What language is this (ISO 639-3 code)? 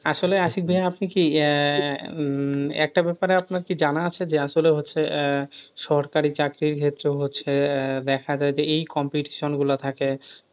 ben